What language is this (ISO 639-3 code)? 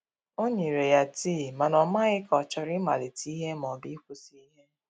ibo